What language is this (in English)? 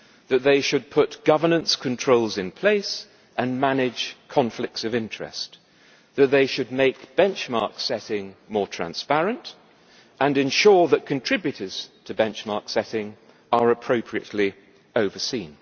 English